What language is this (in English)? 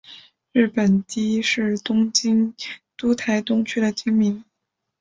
Chinese